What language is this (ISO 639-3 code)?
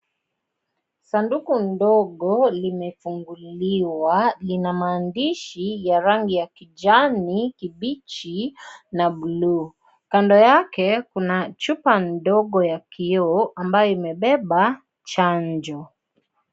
swa